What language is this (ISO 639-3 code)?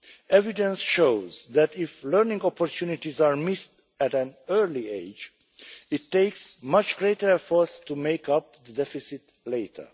eng